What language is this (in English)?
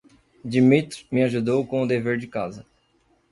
Portuguese